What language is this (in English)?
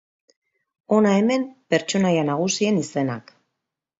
Basque